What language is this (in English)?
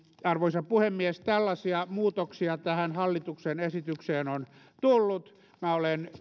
Finnish